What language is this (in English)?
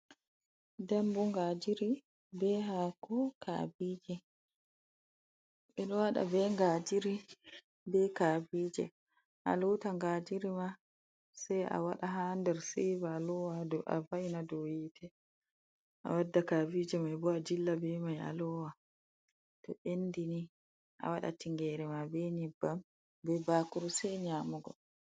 Fula